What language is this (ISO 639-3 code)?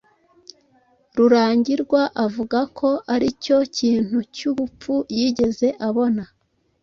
kin